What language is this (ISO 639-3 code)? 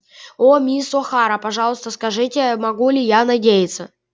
rus